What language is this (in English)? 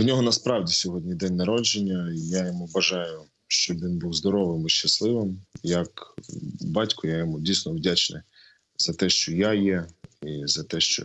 Ukrainian